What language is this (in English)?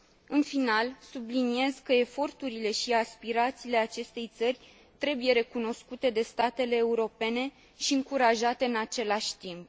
Romanian